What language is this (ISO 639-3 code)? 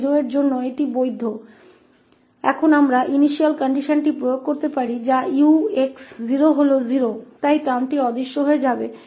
hin